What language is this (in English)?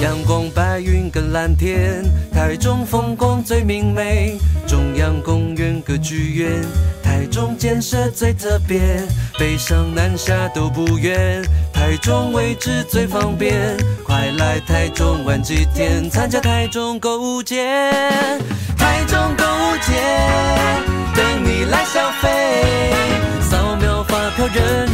Chinese